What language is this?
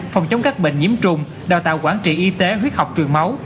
Vietnamese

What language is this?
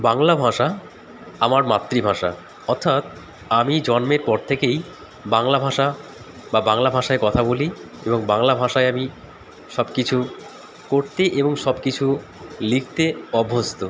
Bangla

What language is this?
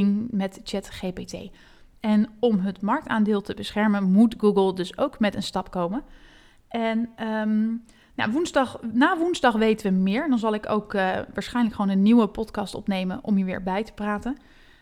Dutch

